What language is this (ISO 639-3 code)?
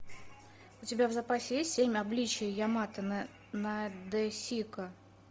rus